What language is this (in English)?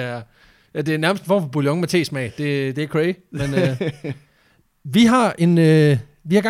Danish